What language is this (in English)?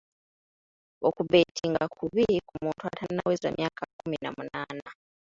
Ganda